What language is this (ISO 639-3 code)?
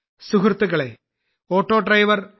mal